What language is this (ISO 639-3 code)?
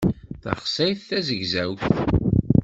kab